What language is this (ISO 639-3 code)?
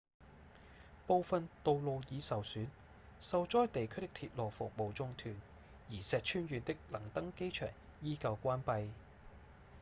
yue